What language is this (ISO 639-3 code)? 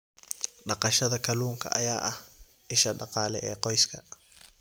som